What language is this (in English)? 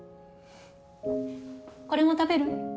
Japanese